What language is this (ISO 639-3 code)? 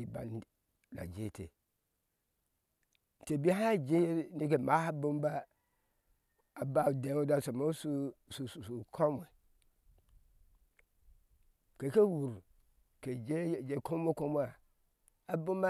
ahs